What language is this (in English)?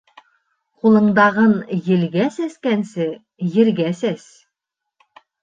Bashkir